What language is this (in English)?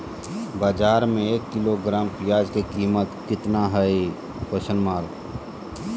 Magahi